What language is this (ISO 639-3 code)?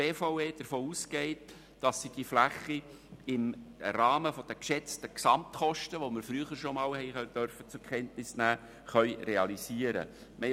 gsw